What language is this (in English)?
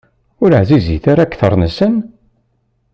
Kabyle